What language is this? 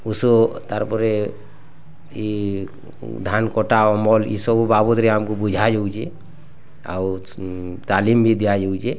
Odia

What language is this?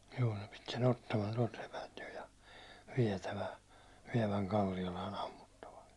Finnish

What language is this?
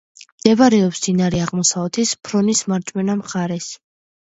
Georgian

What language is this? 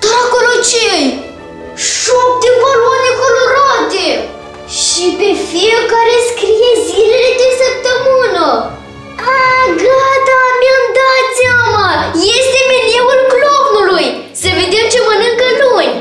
Romanian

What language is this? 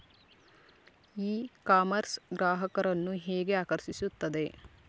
Kannada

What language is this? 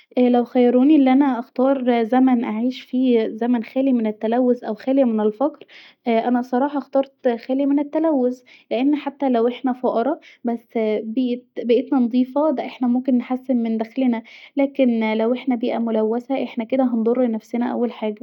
Egyptian Arabic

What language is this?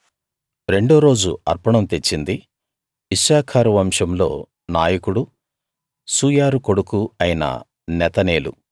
Telugu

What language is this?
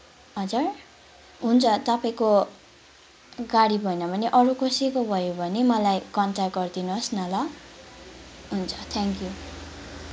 Nepali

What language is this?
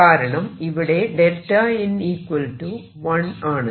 Malayalam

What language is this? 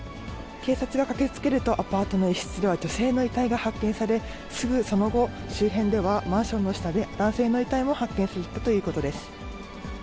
Japanese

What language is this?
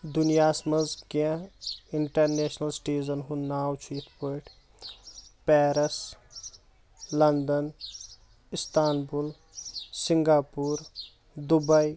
Kashmiri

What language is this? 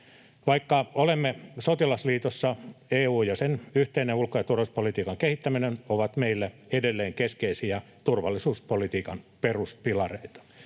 Finnish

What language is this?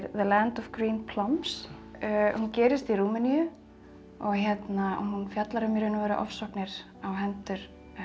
Icelandic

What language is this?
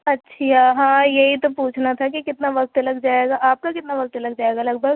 Urdu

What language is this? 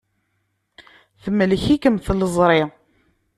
Kabyle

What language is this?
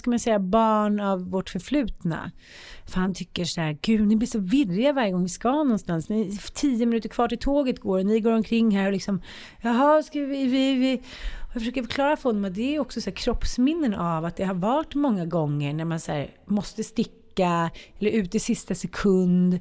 Swedish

